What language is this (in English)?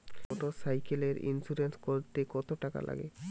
Bangla